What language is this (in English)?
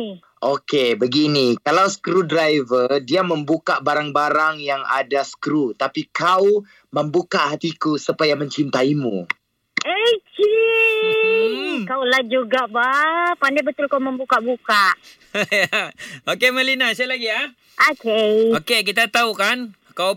Malay